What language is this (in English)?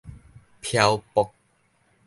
Min Nan Chinese